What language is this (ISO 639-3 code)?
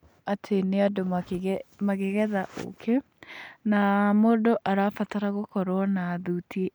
kik